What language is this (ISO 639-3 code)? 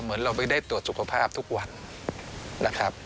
tha